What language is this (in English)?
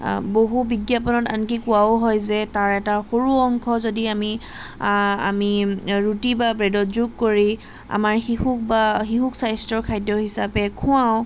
Assamese